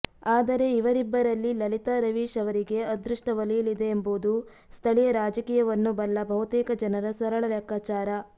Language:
Kannada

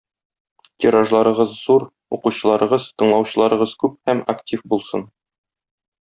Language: Tatar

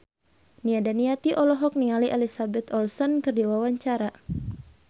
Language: Sundanese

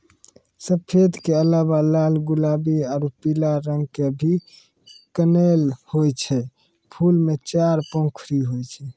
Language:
Maithili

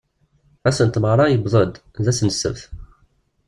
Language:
Kabyle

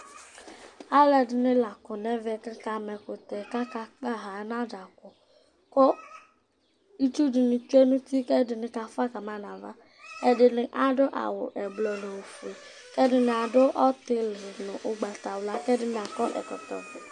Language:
Ikposo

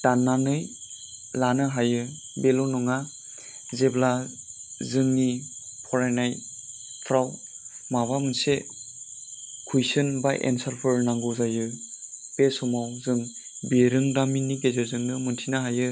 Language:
Bodo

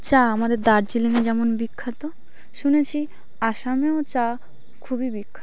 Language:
Bangla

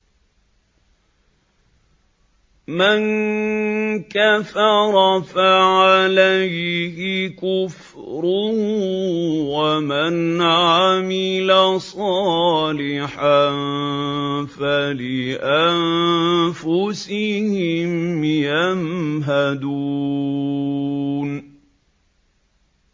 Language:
Arabic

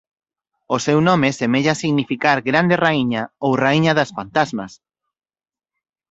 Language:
Galician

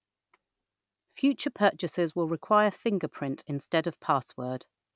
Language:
English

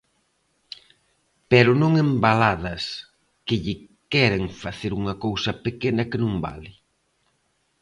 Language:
Galician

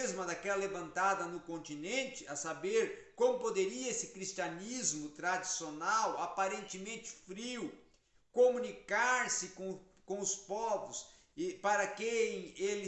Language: Portuguese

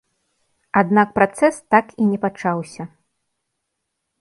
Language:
Belarusian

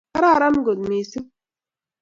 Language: Kalenjin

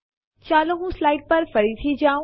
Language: Gujarati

